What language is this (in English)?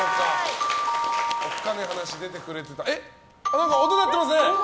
Japanese